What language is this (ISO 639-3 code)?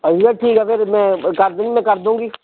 pan